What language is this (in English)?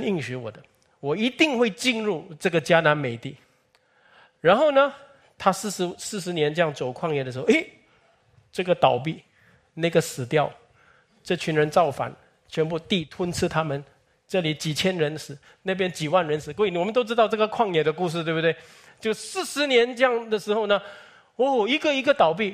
Chinese